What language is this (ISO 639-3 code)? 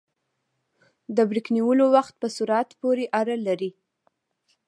pus